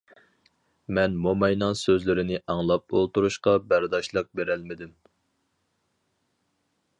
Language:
Uyghur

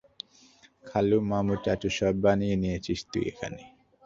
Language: Bangla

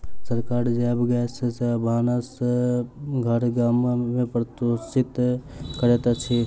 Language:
Maithili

